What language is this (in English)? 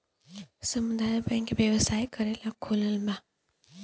Bhojpuri